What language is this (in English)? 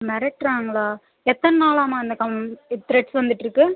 Tamil